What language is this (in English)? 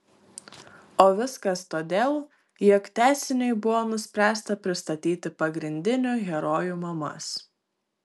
Lithuanian